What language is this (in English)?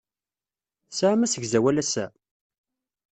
Kabyle